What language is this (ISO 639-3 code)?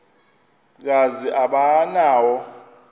xho